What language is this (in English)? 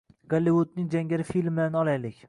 Uzbek